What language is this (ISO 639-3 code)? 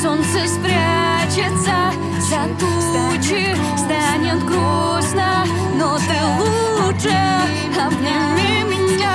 rus